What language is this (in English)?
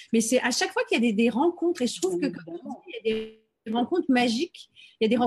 French